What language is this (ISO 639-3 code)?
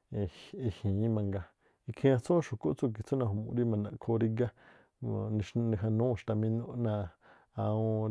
tpl